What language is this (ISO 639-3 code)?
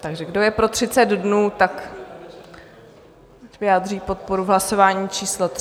ces